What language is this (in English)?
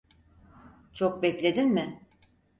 Turkish